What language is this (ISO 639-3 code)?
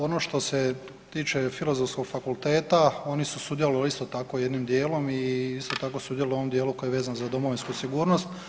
hrv